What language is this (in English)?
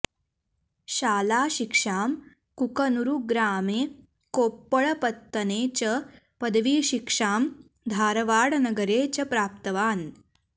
Sanskrit